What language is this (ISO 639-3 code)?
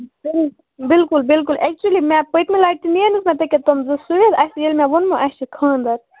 kas